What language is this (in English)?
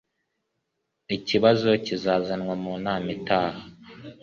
Kinyarwanda